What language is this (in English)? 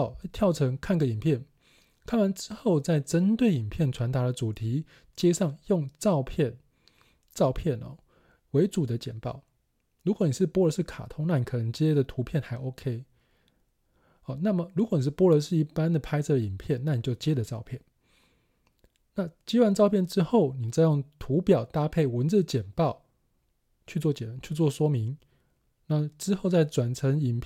Chinese